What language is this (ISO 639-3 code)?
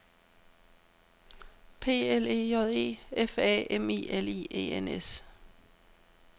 dan